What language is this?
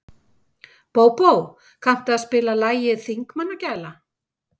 Icelandic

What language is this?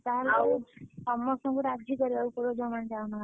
Odia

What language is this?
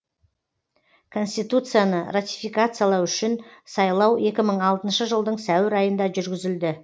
Kazakh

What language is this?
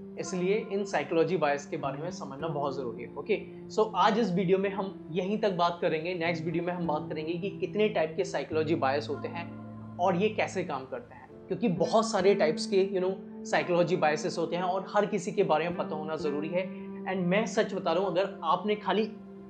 Hindi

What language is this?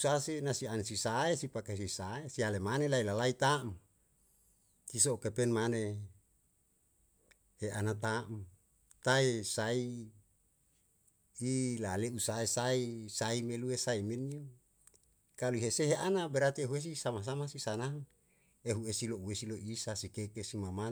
Yalahatan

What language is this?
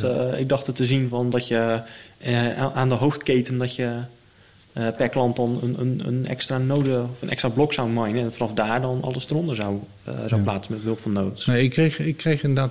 Dutch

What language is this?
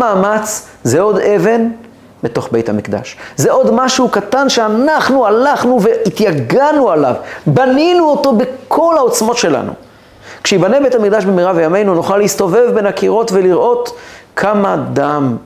Hebrew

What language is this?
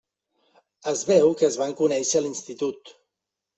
Catalan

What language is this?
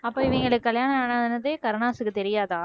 Tamil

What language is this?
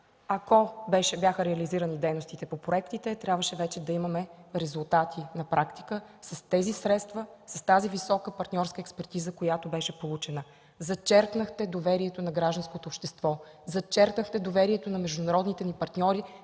Bulgarian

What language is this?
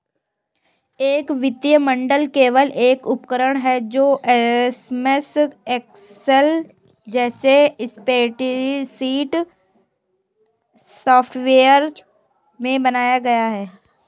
Hindi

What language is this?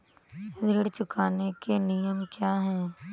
Hindi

